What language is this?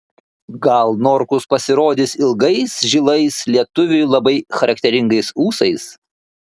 Lithuanian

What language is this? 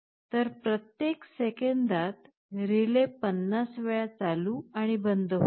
Marathi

